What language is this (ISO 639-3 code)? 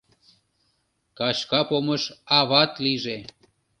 chm